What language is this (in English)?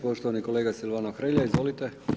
Croatian